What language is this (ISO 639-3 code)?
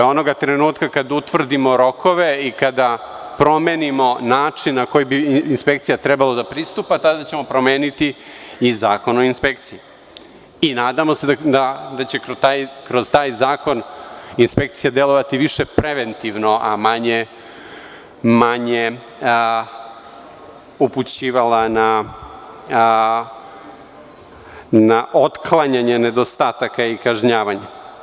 srp